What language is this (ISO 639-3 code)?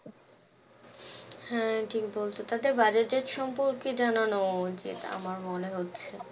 ben